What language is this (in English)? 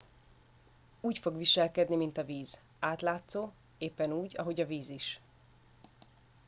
Hungarian